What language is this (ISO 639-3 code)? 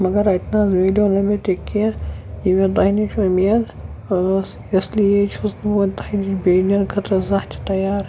kas